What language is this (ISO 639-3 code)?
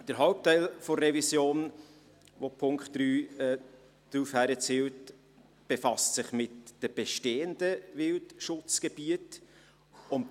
gsw